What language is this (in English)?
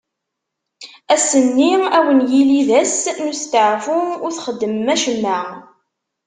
Kabyle